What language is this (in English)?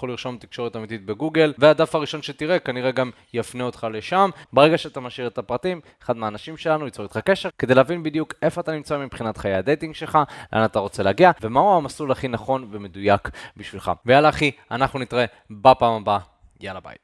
Hebrew